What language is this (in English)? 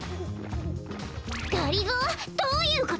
Japanese